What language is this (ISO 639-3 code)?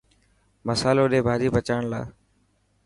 mki